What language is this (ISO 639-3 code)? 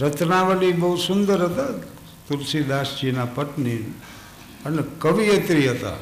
guj